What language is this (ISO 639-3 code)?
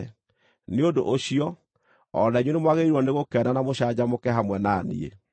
kik